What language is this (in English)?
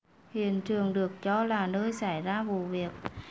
Vietnamese